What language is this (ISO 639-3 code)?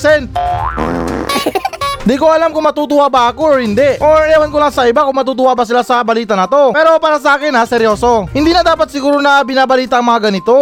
fil